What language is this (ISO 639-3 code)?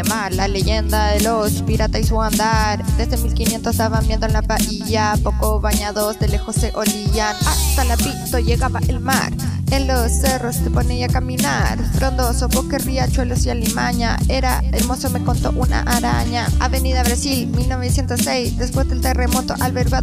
spa